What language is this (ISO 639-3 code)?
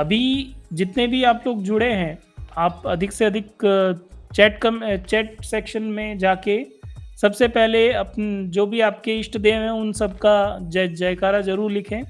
hin